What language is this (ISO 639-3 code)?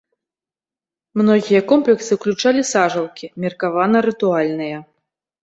bel